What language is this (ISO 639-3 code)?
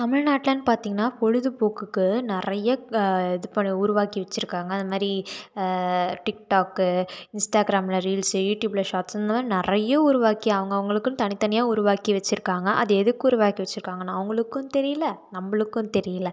tam